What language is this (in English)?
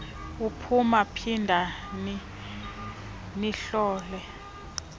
Xhosa